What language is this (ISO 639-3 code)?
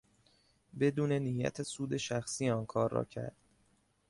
fas